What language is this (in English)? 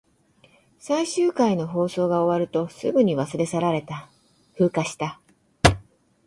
Japanese